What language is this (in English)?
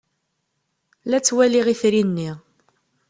Kabyle